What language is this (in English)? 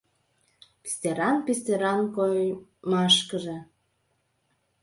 Mari